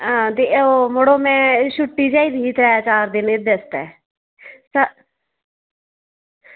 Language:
Dogri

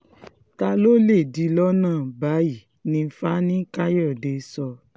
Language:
Yoruba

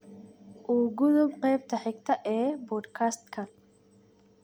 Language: Somali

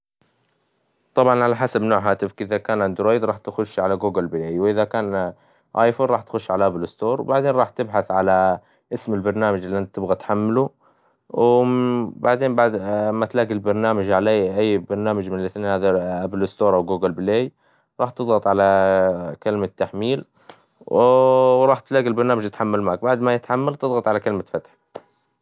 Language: Hijazi Arabic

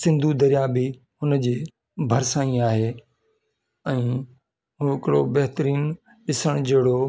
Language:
Sindhi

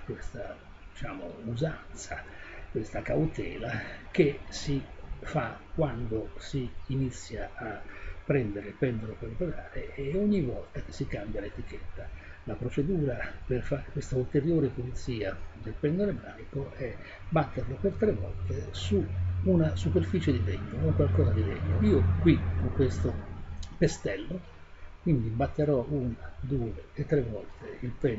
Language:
Italian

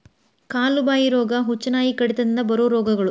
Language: Kannada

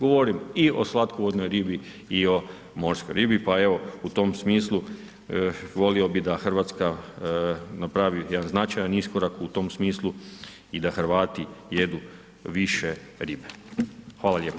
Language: Croatian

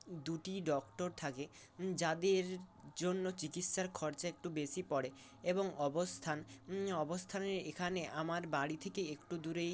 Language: Bangla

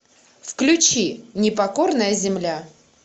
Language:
Russian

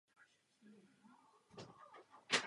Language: Czech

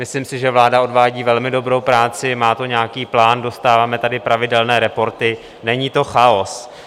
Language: Czech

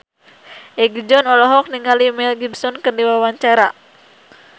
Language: Sundanese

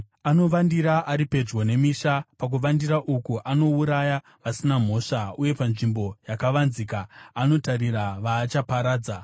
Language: Shona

